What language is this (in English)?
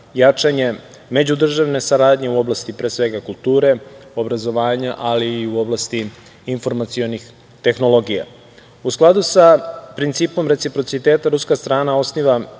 Serbian